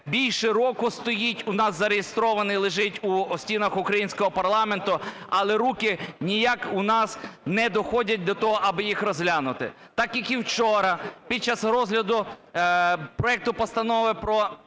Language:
Ukrainian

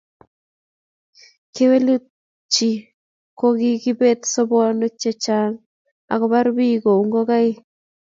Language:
Kalenjin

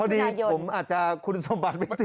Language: Thai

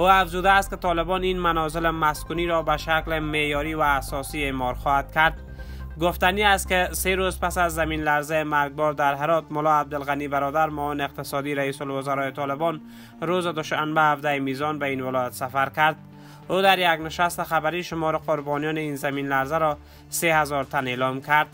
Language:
Persian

